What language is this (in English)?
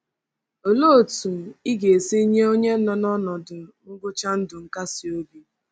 Igbo